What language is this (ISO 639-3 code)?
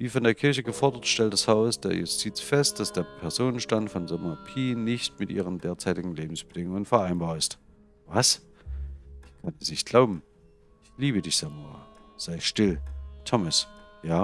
deu